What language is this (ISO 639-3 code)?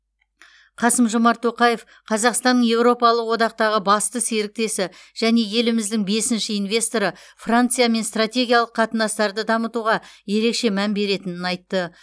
kaz